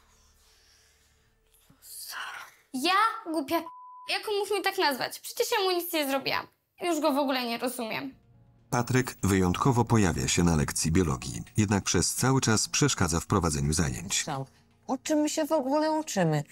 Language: Polish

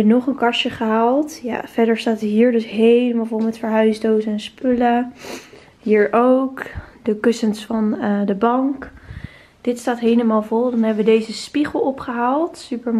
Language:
Dutch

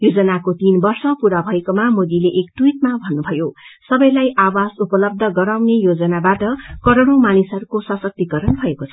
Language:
Nepali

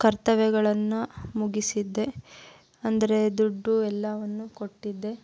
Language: Kannada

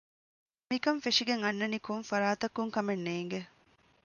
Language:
Divehi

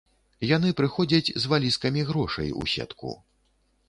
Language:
Belarusian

